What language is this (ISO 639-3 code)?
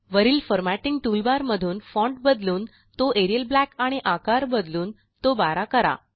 mar